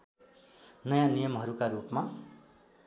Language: Nepali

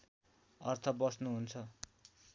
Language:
Nepali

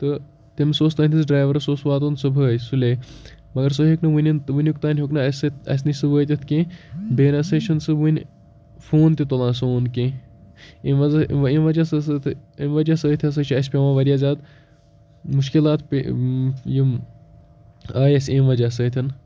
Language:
Kashmiri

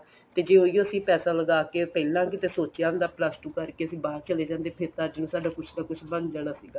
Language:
Punjabi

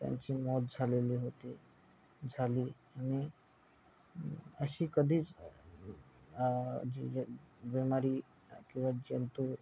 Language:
Marathi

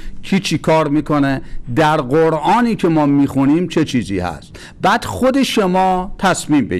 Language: Persian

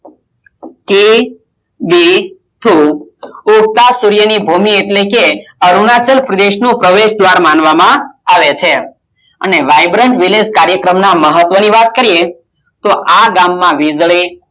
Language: Gujarati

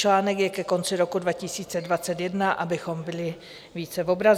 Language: Czech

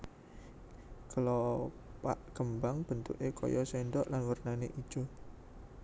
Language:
Javanese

